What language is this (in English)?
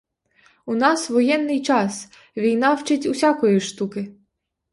Ukrainian